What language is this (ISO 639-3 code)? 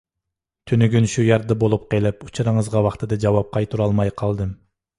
uig